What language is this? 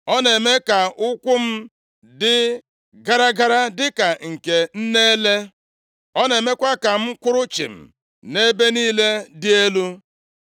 Igbo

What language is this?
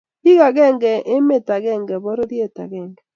Kalenjin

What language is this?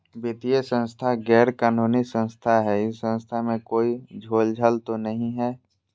Magahi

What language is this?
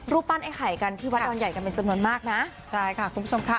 Thai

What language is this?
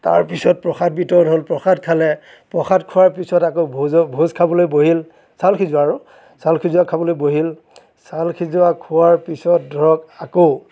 Assamese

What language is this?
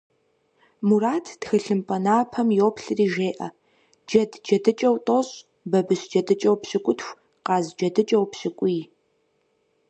Kabardian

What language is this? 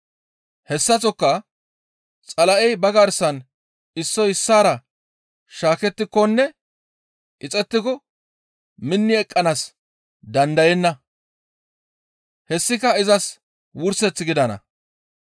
Gamo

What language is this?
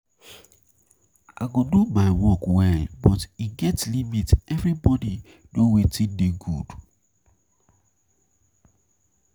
Nigerian Pidgin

